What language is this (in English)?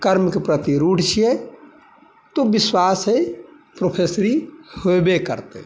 Maithili